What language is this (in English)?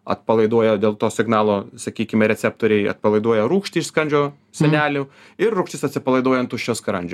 Lithuanian